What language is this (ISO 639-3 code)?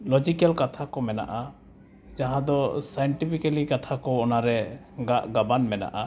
sat